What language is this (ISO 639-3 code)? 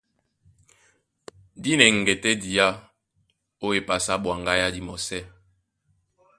dua